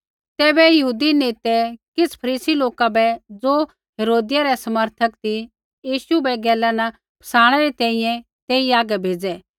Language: Kullu Pahari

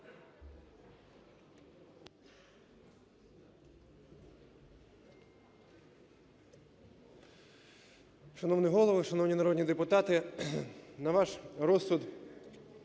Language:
Ukrainian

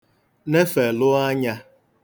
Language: Igbo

